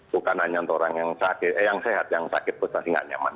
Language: Indonesian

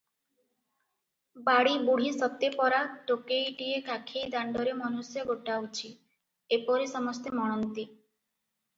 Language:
Odia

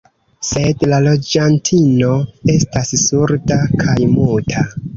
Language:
Esperanto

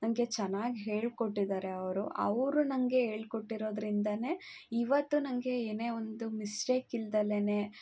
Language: Kannada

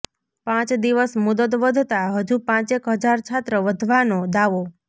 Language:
Gujarati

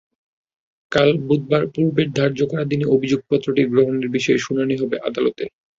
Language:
Bangla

